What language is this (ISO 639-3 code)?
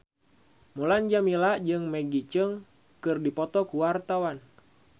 sun